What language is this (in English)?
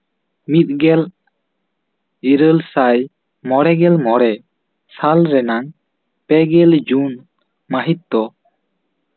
Santali